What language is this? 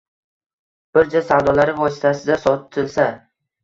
Uzbek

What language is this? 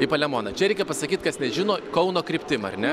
Lithuanian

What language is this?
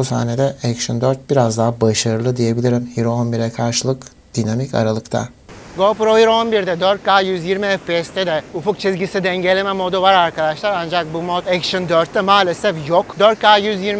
Turkish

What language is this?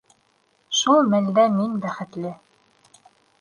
Bashkir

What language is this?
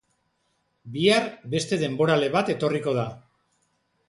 Basque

